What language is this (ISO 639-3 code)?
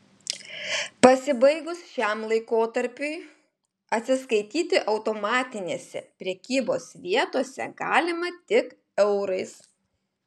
lit